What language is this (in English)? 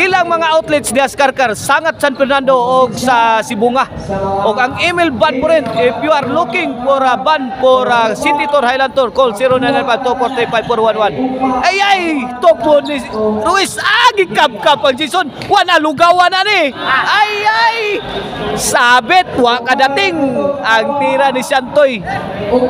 Filipino